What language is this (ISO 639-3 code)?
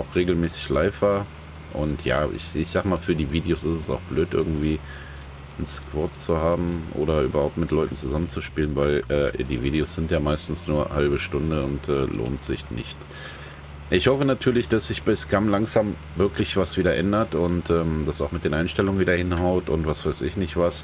deu